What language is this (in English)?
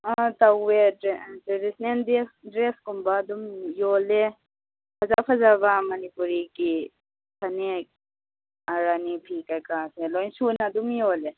Manipuri